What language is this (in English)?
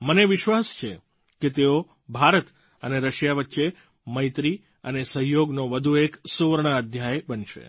Gujarati